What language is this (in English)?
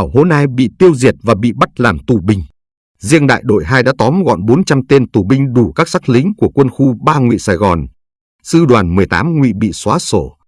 Vietnamese